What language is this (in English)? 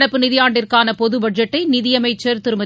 Tamil